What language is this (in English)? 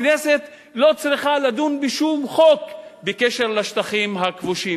Hebrew